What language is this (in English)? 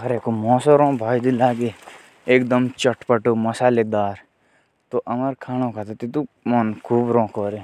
Jaunsari